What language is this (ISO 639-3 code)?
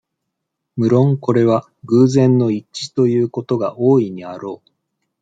jpn